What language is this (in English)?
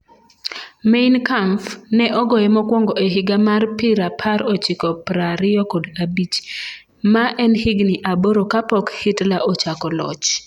Luo (Kenya and Tanzania)